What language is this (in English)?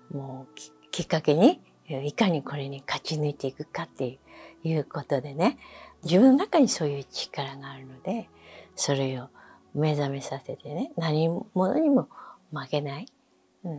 Japanese